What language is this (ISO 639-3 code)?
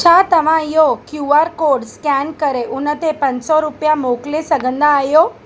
snd